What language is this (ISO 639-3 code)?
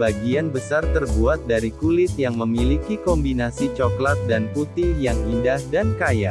ind